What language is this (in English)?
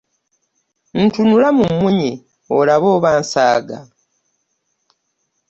Ganda